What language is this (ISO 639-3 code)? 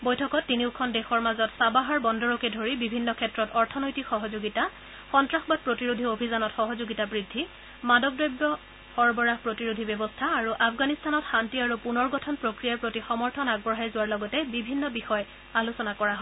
asm